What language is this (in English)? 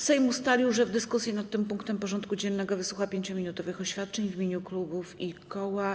Polish